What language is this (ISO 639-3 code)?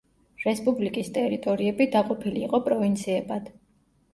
kat